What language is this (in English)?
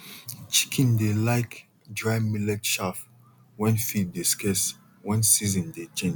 Nigerian Pidgin